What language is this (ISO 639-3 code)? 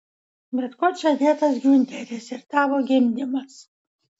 lit